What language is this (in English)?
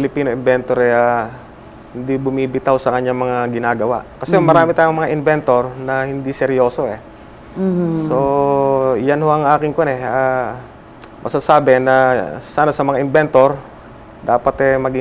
Filipino